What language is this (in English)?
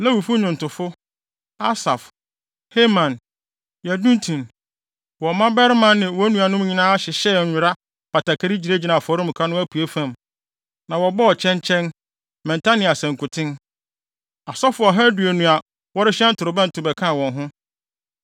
Akan